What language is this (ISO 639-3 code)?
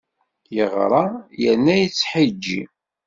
kab